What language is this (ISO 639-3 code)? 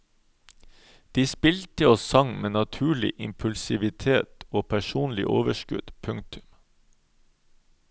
nor